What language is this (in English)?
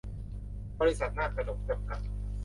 Thai